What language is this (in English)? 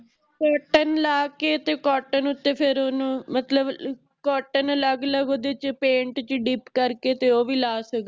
Punjabi